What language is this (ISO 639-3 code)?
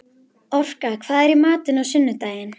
isl